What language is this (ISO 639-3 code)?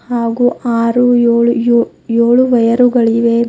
kan